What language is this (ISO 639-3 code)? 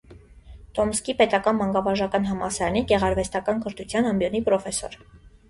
hye